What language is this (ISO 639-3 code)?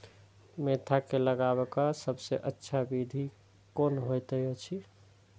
mai